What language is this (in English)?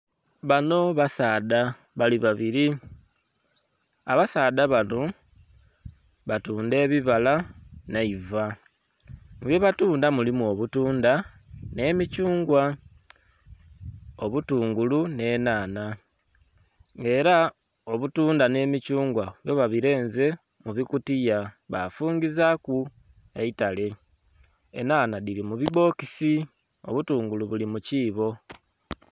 Soga